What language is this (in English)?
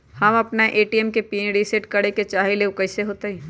Magahi